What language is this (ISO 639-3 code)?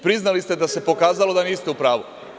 srp